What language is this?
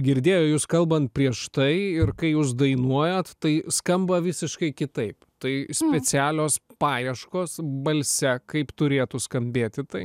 Lithuanian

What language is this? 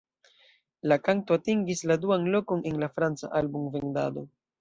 Esperanto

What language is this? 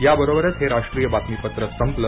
Marathi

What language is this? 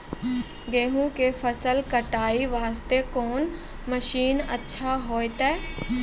Maithili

